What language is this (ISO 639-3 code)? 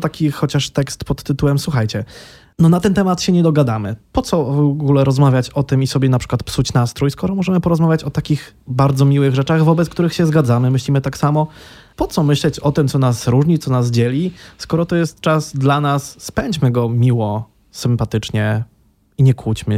pol